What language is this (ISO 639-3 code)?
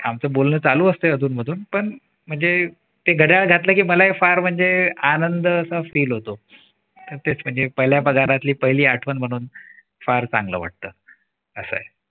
mar